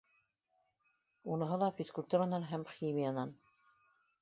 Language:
Bashkir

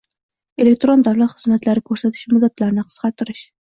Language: Uzbek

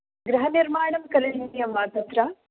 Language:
Sanskrit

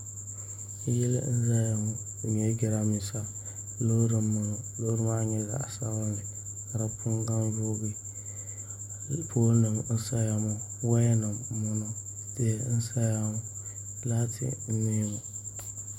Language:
Dagbani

